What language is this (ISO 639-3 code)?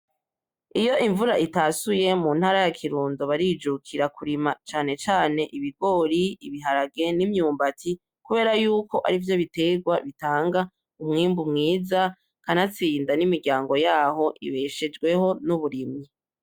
run